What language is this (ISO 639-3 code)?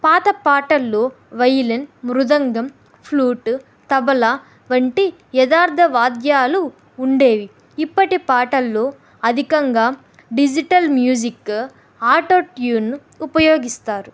tel